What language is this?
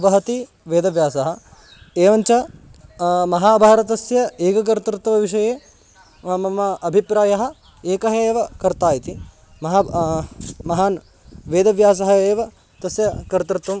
Sanskrit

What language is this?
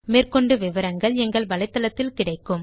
Tamil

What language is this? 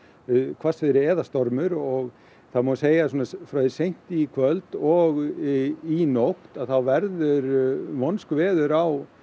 Icelandic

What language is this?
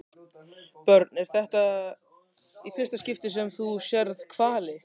Icelandic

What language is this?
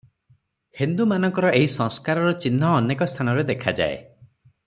Odia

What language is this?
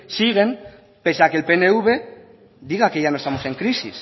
Spanish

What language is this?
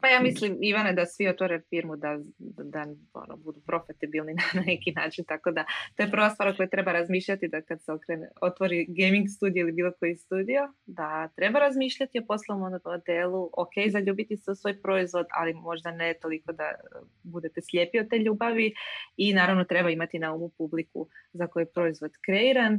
Croatian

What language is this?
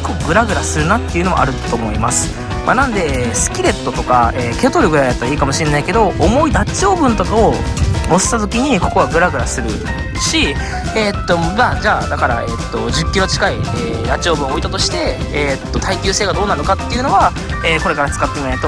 Japanese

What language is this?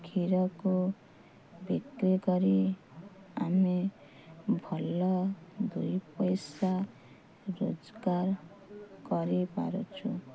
Odia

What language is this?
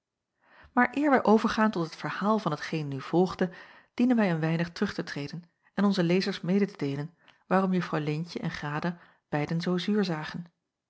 Dutch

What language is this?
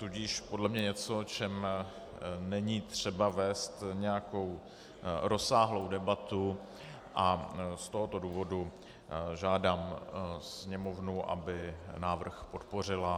Czech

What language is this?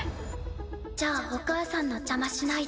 Japanese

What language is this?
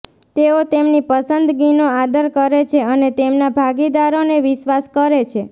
Gujarati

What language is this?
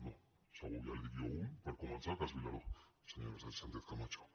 Catalan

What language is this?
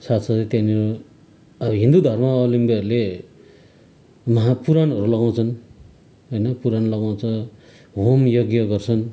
Nepali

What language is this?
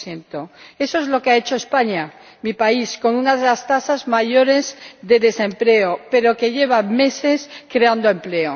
Spanish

